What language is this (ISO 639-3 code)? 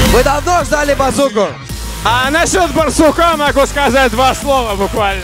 rus